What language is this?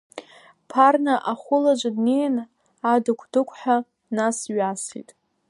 Abkhazian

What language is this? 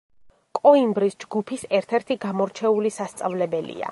Georgian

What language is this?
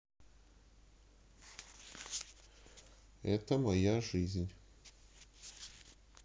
Russian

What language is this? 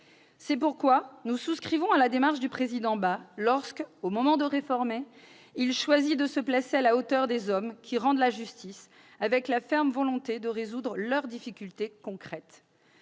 French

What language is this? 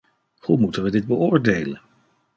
Dutch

